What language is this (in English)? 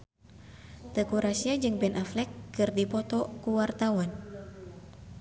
Sundanese